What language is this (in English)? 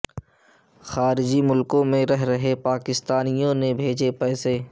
Urdu